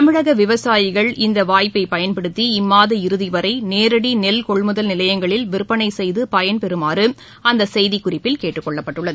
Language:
Tamil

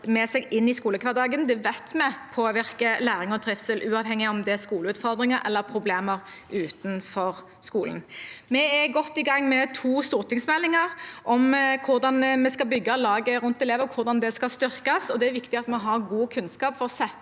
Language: Norwegian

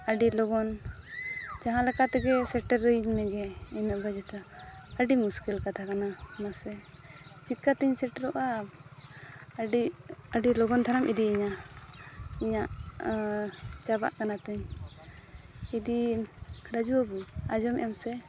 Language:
Santali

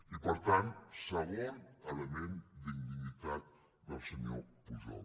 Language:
Catalan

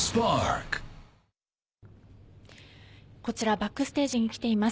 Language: Japanese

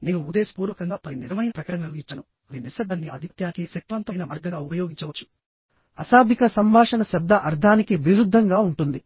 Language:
Telugu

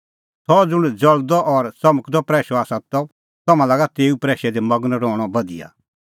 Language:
Kullu Pahari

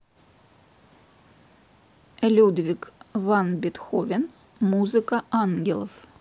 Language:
Russian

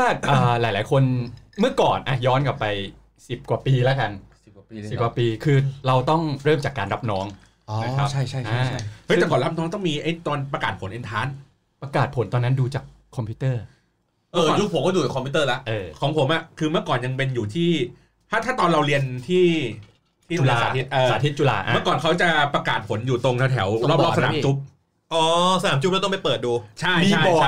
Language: Thai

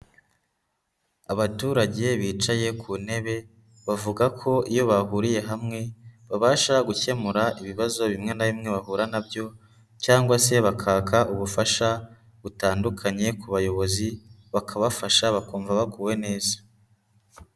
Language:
Kinyarwanda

